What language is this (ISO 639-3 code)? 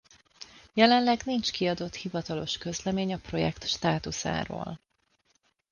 hun